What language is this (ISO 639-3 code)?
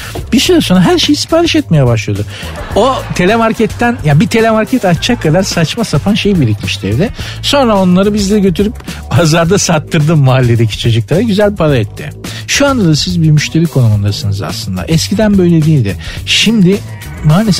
tur